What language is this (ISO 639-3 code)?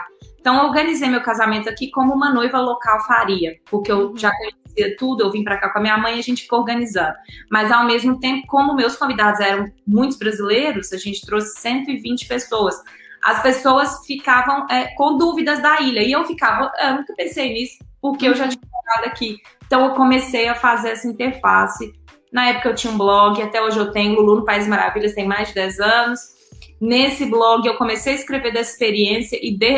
por